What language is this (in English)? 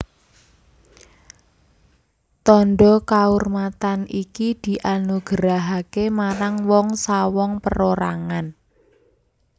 Javanese